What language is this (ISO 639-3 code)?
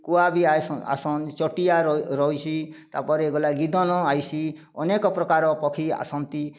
ori